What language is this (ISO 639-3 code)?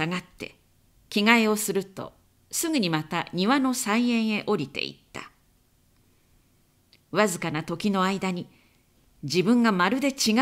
jpn